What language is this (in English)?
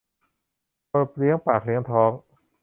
Thai